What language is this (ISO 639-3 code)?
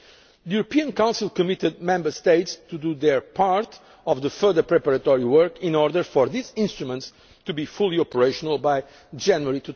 eng